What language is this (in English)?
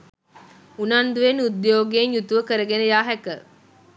Sinhala